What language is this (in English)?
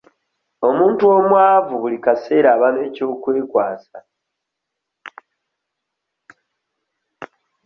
Ganda